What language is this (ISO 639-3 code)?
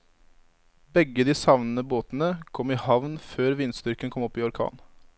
nor